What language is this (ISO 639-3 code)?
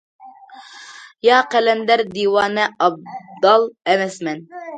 uig